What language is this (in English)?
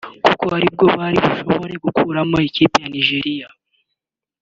Kinyarwanda